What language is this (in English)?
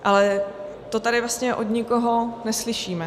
Czech